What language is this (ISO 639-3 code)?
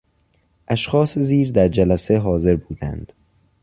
fas